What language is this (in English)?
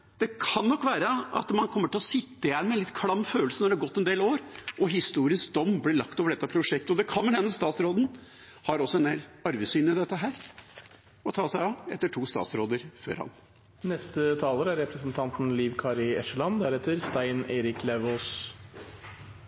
Norwegian